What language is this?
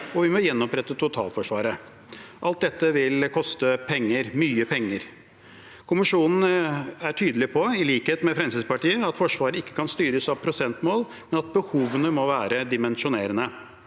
Norwegian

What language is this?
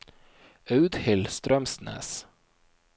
Norwegian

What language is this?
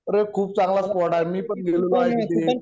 Marathi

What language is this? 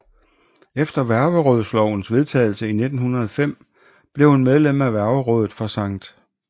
Danish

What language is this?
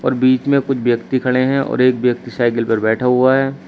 Hindi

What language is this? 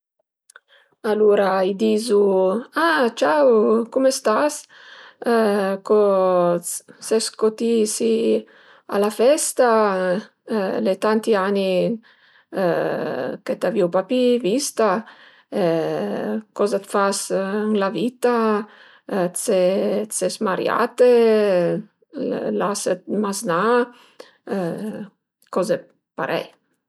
Piedmontese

